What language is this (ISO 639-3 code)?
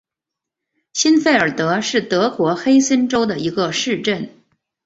zho